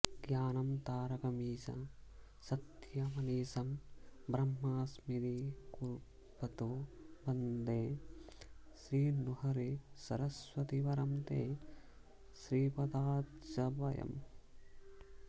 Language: Sanskrit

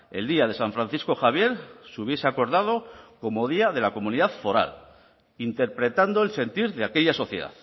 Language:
Spanish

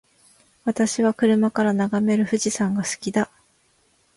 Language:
Japanese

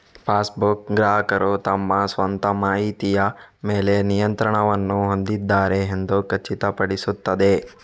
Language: Kannada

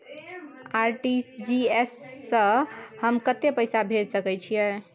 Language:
Maithili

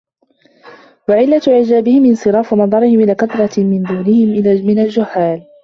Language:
Arabic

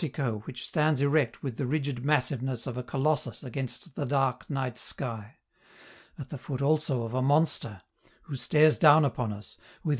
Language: English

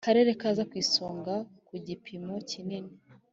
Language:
Kinyarwanda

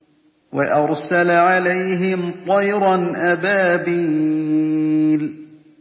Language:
Arabic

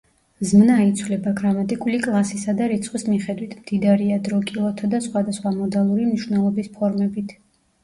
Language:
Georgian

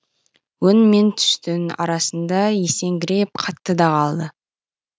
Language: Kazakh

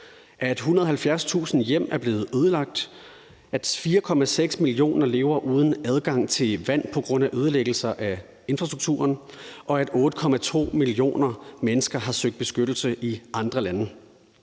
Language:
Danish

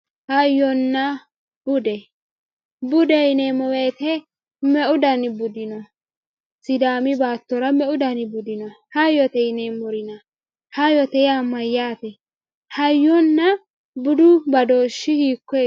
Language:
Sidamo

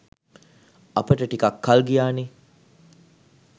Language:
Sinhala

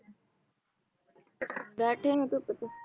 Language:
Punjabi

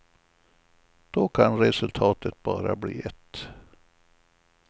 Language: Swedish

